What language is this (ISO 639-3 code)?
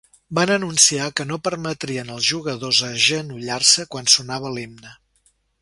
cat